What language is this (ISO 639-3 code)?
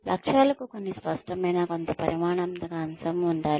tel